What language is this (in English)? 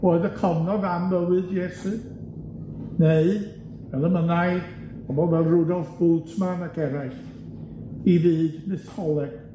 Welsh